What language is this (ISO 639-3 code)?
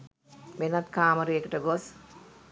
sin